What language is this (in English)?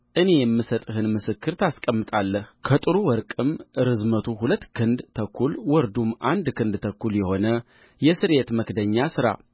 Amharic